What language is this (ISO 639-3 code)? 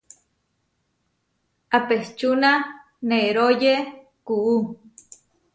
var